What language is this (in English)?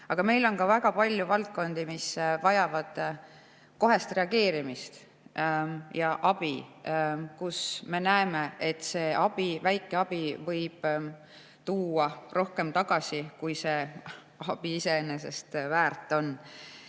Estonian